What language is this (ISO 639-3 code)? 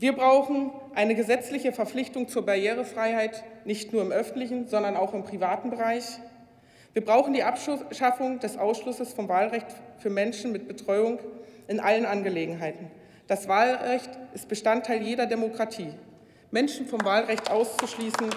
deu